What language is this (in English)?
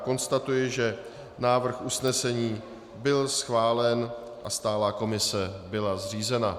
Czech